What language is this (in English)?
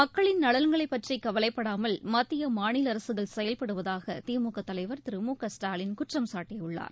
Tamil